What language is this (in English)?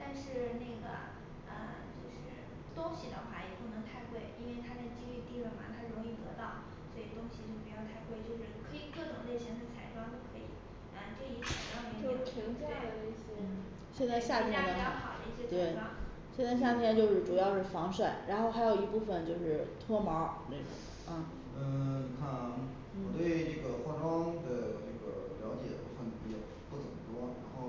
Chinese